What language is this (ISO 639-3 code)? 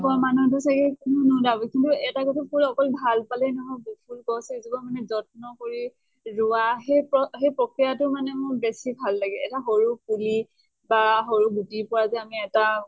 asm